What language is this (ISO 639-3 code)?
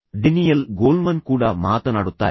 kan